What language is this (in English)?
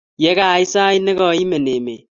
Kalenjin